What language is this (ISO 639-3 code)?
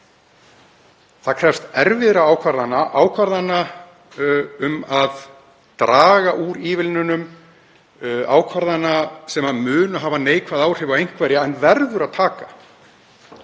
isl